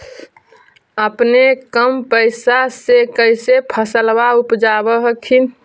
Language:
Magahi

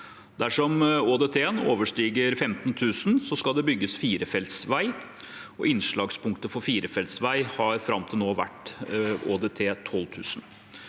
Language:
Norwegian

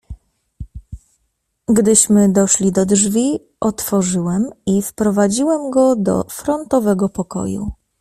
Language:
Polish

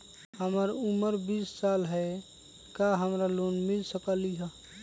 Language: Magahi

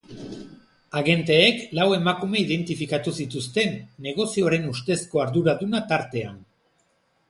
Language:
Basque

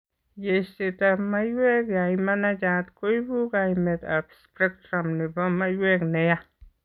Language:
Kalenjin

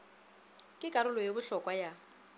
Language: Northern Sotho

